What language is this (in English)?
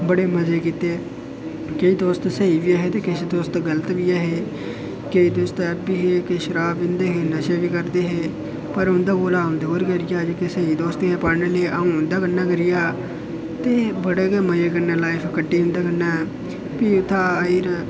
Dogri